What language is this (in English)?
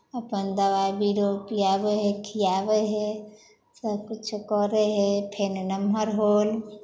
Maithili